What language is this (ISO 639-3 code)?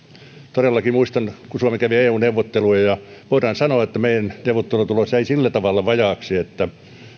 fin